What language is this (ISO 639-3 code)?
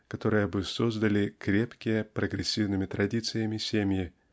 rus